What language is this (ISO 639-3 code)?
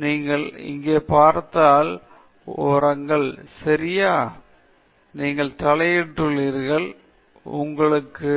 tam